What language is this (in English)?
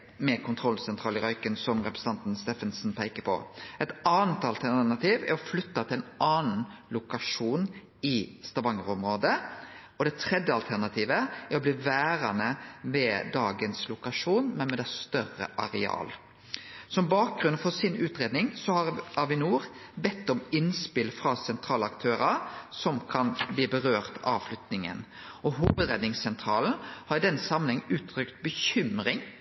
Norwegian Nynorsk